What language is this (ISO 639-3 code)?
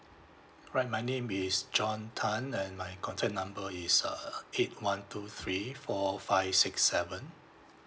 eng